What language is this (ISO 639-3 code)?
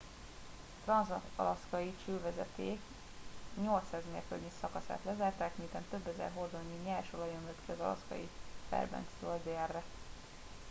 hun